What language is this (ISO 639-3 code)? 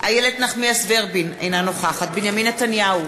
heb